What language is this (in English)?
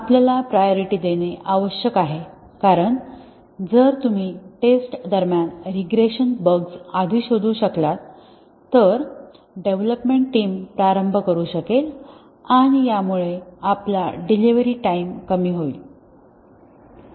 Marathi